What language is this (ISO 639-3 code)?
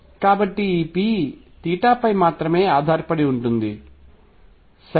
tel